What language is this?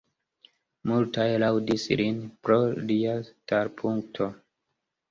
Esperanto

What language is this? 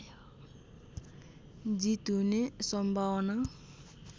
Nepali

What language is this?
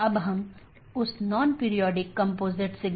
Hindi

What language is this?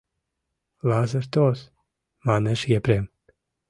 Mari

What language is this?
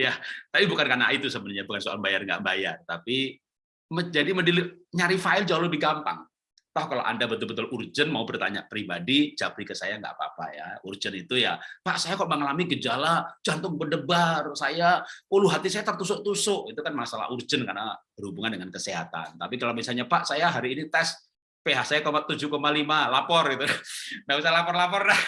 Indonesian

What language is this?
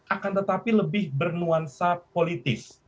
Indonesian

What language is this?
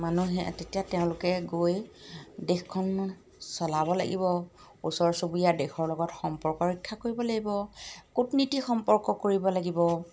Assamese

